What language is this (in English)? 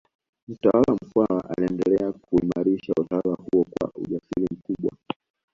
Swahili